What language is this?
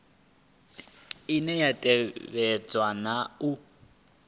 Venda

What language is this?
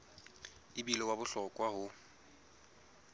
Southern Sotho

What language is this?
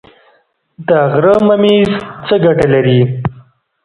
Pashto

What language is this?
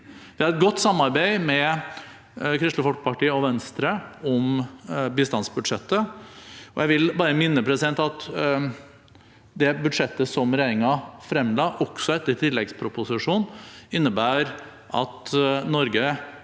Norwegian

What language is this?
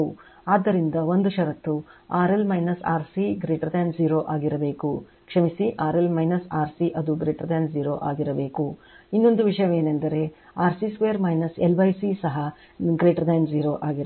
Kannada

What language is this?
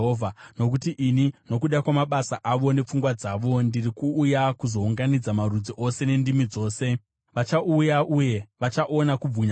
Shona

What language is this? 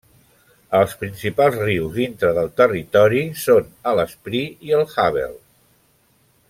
Catalan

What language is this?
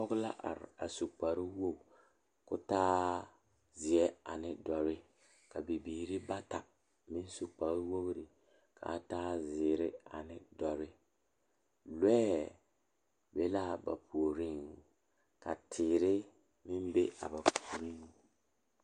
Southern Dagaare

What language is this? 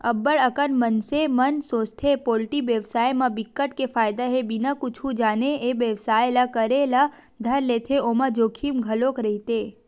Chhattisgarhi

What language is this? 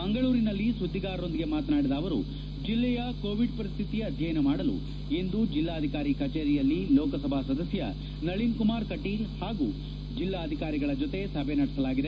Kannada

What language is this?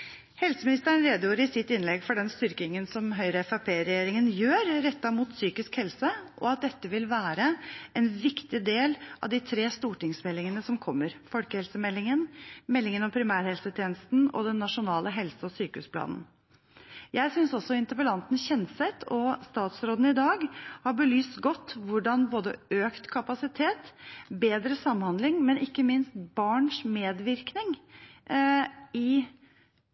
Norwegian Bokmål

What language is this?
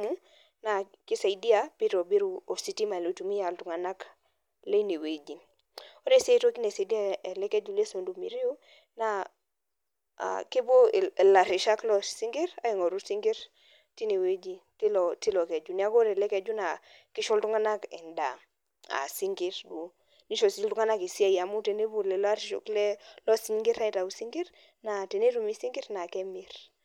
Masai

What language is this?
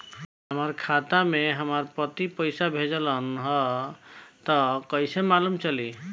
Bhojpuri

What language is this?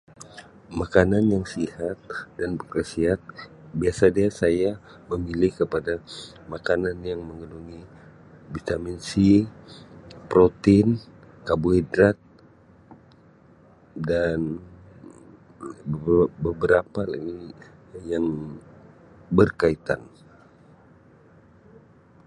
Sabah Malay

